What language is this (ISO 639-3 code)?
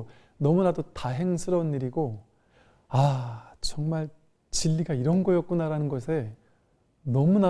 kor